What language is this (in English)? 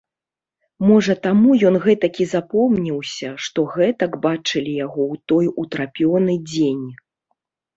Belarusian